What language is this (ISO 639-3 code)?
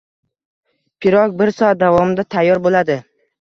uzb